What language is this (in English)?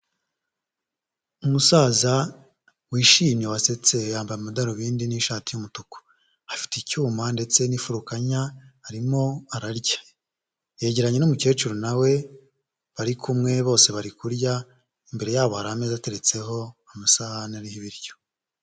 Kinyarwanda